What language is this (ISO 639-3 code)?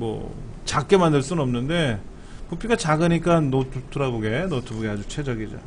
kor